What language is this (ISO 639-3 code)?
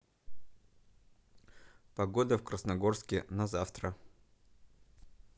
rus